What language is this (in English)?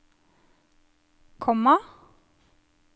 Norwegian